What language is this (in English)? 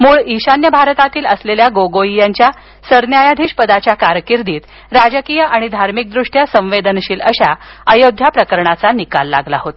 Marathi